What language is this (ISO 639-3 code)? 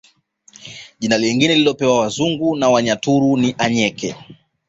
swa